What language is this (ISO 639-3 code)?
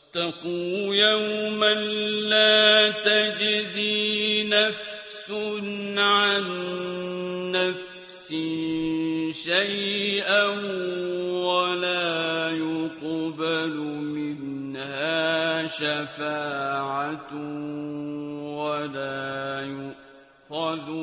ara